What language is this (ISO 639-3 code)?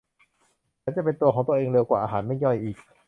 tha